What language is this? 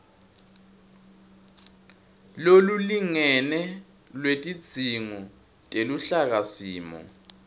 Swati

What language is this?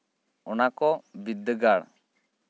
Santali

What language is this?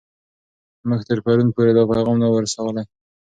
Pashto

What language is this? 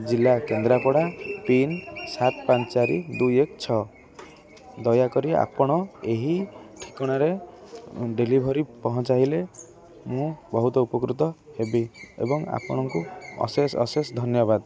Odia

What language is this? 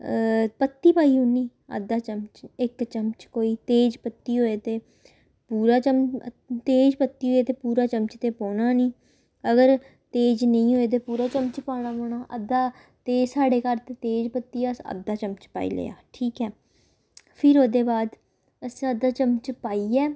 Dogri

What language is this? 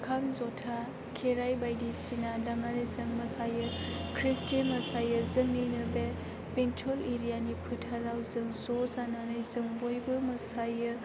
Bodo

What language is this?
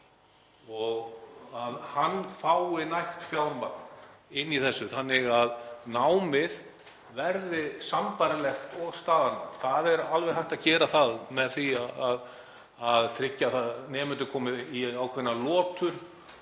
Icelandic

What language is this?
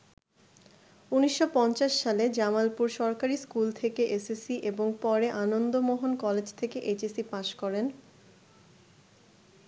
Bangla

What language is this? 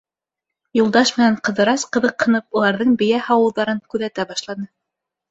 Bashkir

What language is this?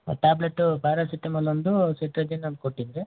Kannada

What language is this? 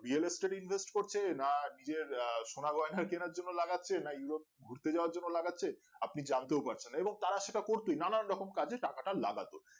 Bangla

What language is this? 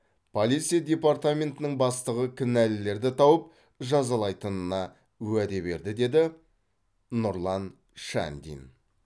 Kazakh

